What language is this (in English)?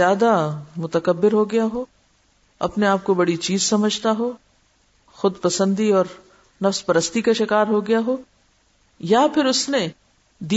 Urdu